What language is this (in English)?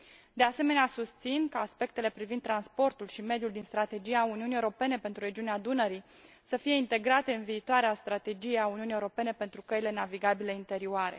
Romanian